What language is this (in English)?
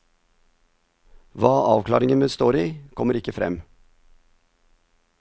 Norwegian